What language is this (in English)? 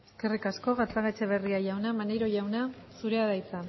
Basque